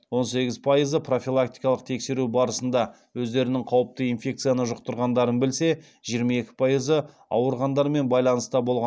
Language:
Kazakh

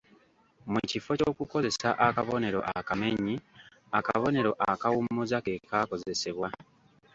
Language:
Ganda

